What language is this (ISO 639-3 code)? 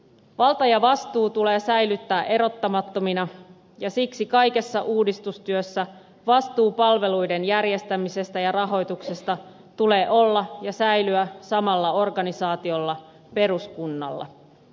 fin